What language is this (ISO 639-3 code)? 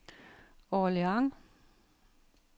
dan